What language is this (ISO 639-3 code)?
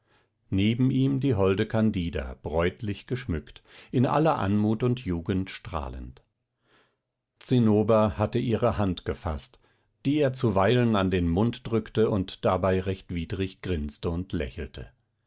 deu